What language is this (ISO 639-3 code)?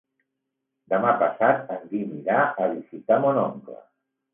cat